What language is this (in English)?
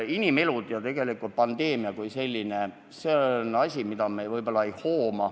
Estonian